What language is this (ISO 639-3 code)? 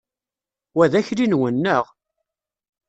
kab